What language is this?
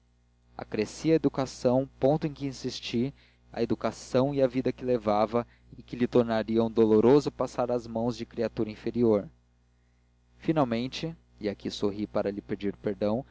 Portuguese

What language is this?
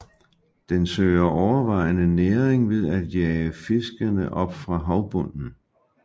Danish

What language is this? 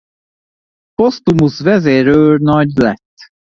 Hungarian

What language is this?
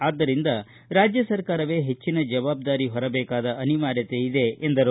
Kannada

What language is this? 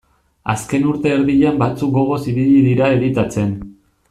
Basque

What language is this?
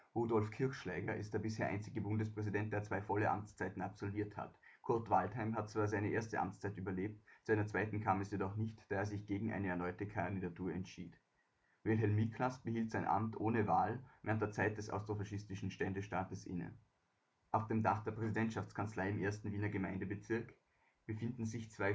German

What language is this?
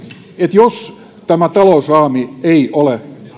Finnish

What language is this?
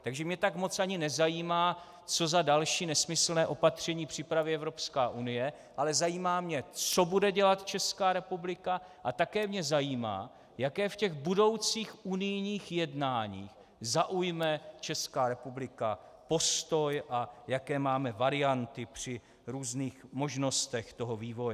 Czech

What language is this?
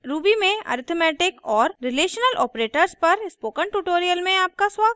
Hindi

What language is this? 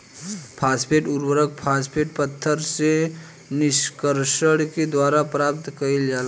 Bhojpuri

